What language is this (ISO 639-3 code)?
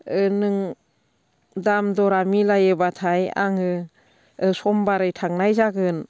brx